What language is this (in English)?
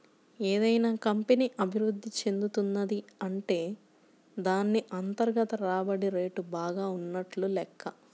Telugu